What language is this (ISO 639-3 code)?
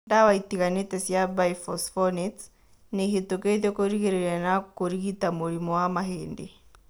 kik